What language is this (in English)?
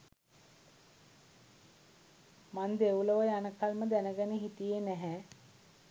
Sinhala